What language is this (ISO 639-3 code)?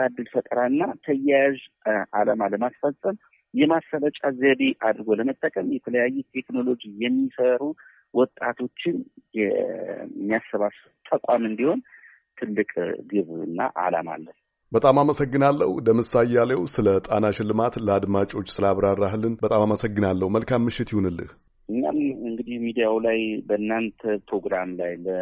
amh